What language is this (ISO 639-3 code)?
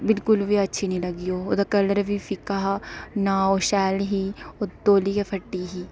doi